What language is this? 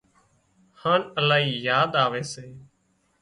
Wadiyara Koli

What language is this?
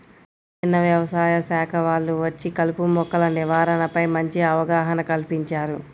Telugu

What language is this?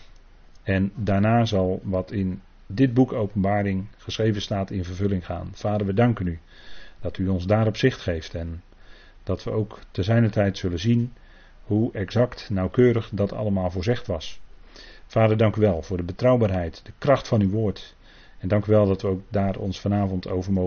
Dutch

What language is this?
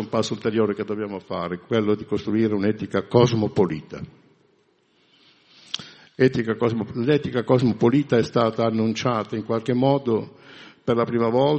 Italian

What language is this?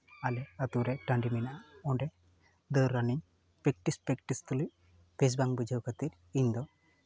Santali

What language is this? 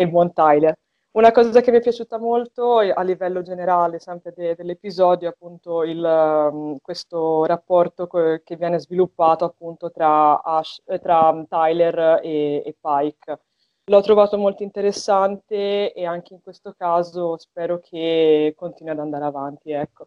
Italian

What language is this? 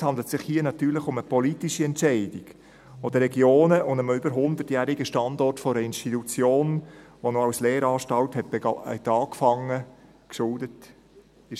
Swiss German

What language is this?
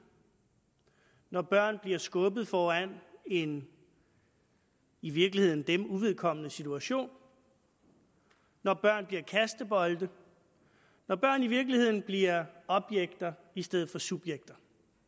Danish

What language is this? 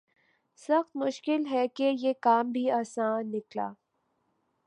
Urdu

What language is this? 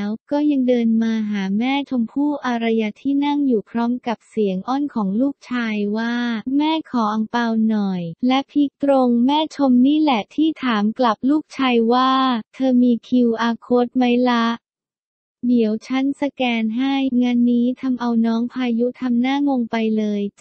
Thai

